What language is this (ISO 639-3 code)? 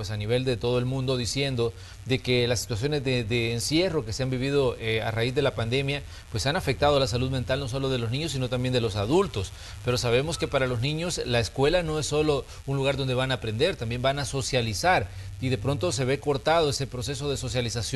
spa